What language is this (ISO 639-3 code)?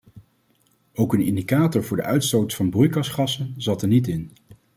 nld